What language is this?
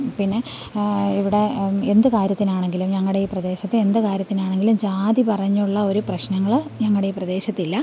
Malayalam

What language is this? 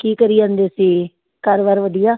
Punjabi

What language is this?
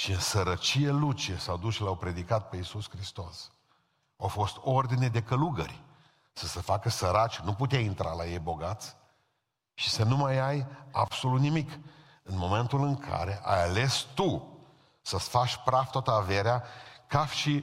Romanian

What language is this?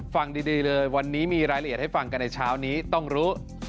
Thai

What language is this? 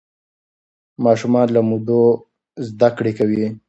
Pashto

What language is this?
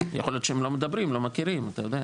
Hebrew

